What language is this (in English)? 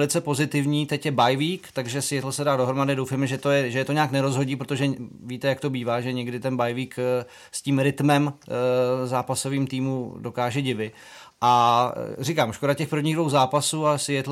Czech